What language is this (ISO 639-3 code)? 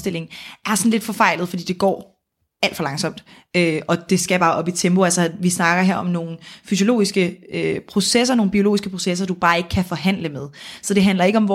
dan